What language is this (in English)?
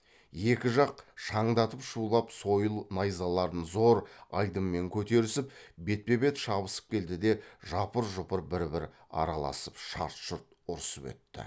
Kazakh